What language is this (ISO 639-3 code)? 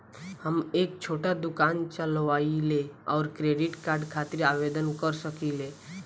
bho